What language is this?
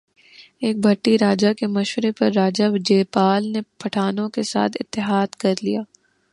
Urdu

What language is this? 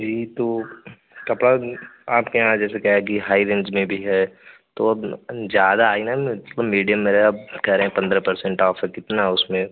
Hindi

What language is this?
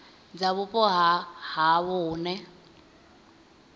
Venda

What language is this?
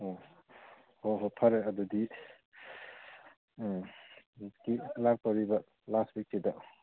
Manipuri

